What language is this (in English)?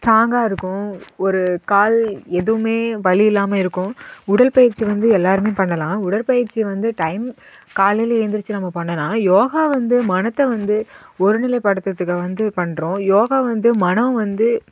Tamil